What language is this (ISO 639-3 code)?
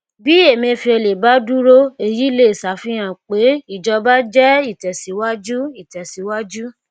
yor